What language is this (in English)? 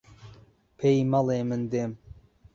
Central Kurdish